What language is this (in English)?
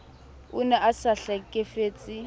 Southern Sotho